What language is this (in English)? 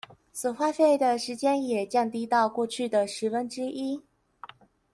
Chinese